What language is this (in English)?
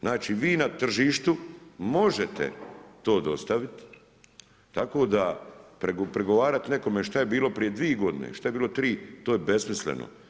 Croatian